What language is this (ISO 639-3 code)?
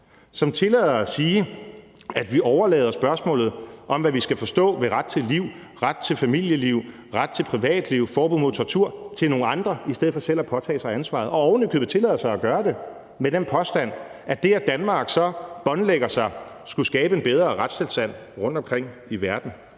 dan